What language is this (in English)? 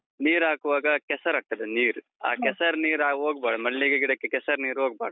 Kannada